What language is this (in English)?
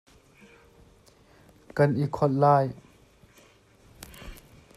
Hakha Chin